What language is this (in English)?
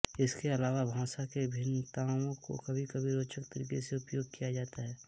Hindi